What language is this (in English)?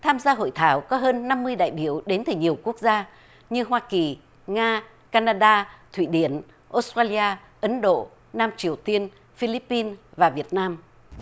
Vietnamese